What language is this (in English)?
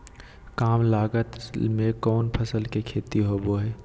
Magahi